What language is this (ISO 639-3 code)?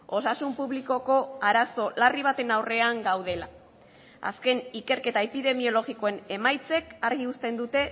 eus